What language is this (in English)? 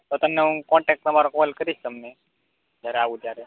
Gujarati